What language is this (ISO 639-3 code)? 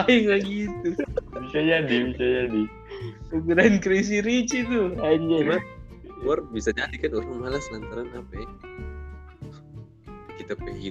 ind